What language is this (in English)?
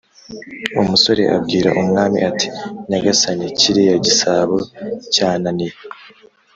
Kinyarwanda